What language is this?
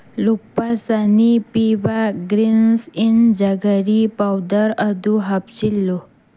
Manipuri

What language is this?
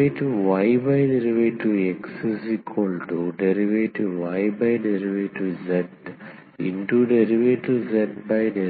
Telugu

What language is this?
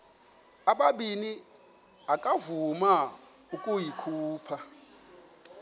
Xhosa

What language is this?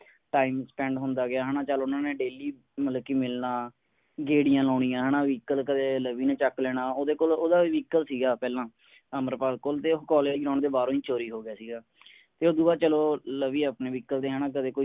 Punjabi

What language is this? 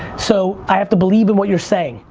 English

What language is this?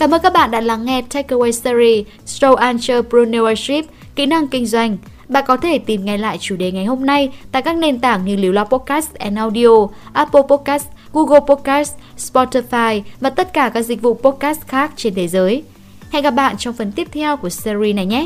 Vietnamese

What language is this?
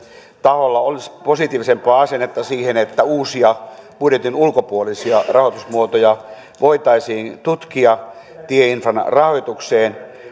Finnish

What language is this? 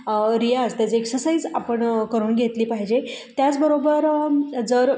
Marathi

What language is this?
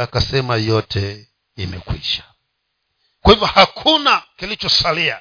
Swahili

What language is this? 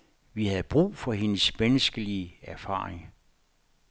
Danish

